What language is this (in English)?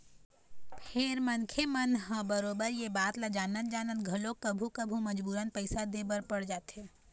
Chhattisgarhi